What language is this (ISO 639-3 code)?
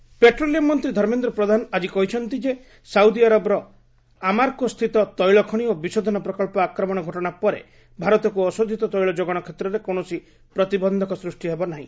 ori